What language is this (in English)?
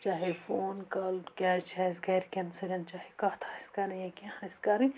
Kashmiri